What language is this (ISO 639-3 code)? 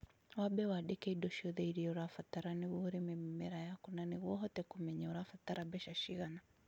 kik